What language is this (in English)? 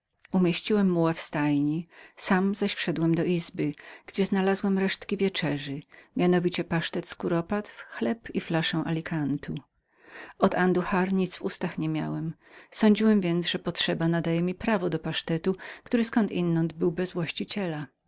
Polish